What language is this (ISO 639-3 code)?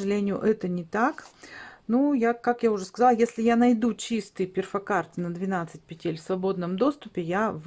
rus